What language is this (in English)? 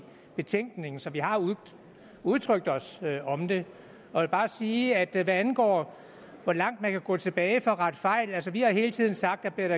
Danish